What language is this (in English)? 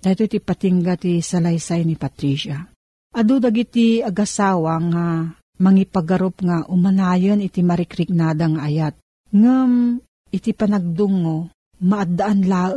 Filipino